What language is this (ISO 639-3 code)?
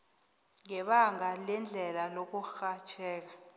nbl